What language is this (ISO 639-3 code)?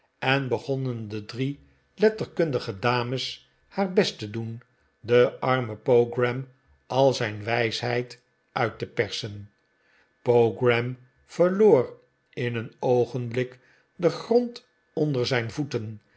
nld